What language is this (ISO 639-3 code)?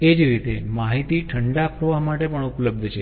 guj